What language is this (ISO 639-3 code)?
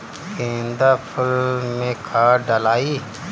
bho